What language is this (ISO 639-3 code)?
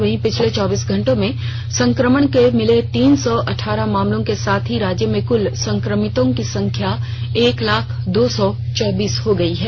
hin